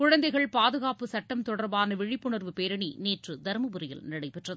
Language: Tamil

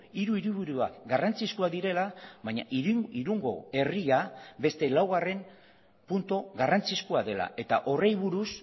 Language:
Basque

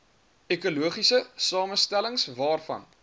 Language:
Afrikaans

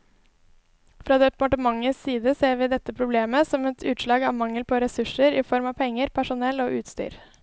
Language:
Norwegian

